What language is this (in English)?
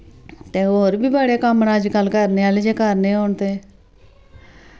Dogri